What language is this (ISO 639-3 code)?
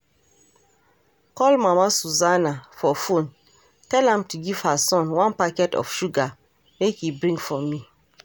pcm